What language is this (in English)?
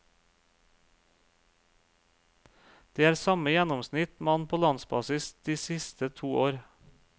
Norwegian